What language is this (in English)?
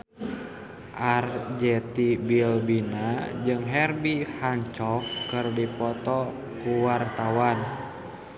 Sundanese